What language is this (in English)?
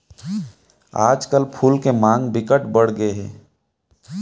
Chhattisgarhi